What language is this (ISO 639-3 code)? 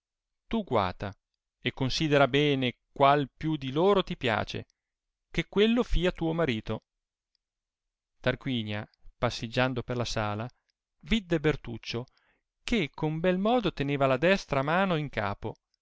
ita